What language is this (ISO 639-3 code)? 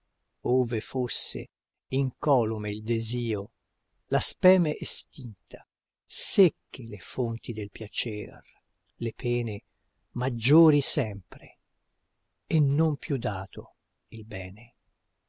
ita